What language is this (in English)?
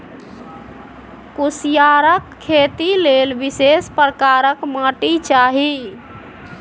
Maithili